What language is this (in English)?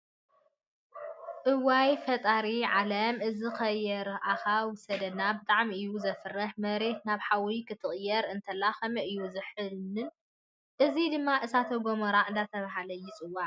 Tigrinya